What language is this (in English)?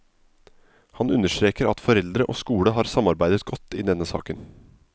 Norwegian